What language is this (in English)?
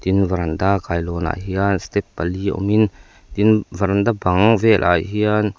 Mizo